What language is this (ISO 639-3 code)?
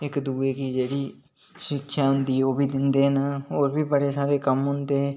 doi